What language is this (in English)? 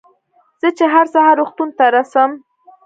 Pashto